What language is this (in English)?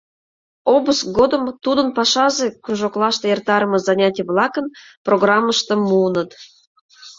Mari